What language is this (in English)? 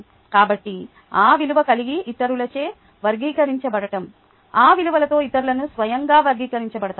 Telugu